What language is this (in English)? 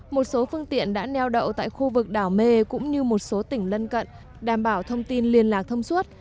Vietnamese